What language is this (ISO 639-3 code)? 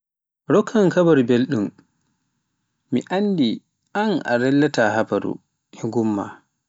fuf